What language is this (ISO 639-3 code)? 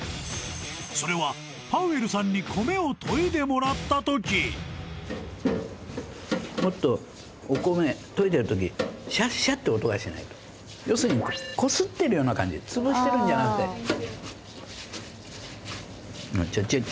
jpn